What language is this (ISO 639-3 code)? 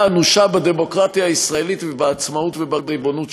heb